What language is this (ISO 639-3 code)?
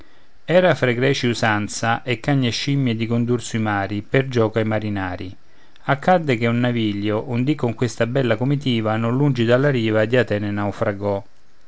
ita